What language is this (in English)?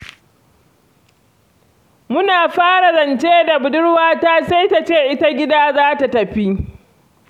Hausa